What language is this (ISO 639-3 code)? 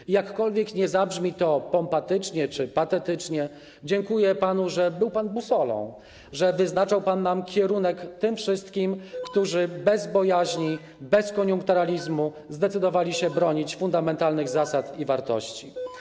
pol